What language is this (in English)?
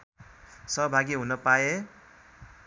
Nepali